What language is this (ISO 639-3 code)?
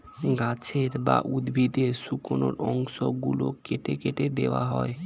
ben